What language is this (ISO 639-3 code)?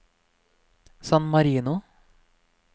nor